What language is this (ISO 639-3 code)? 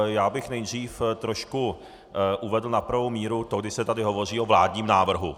ces